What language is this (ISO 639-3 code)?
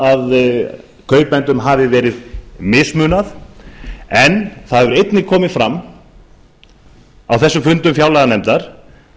isl